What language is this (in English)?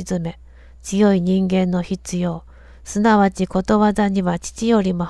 Japanese